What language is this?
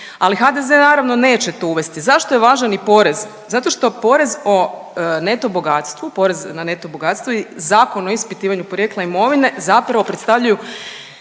Croatian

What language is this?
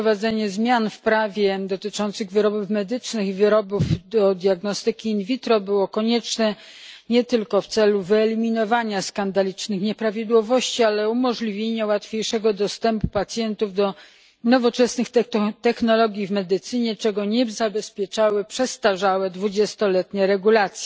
Polish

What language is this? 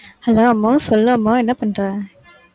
Tamil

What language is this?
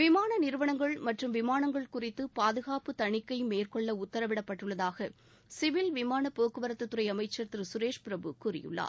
Tamil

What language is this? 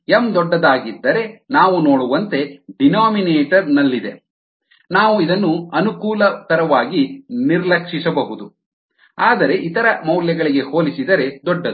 Kannada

